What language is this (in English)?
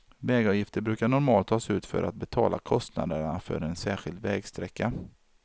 Swedish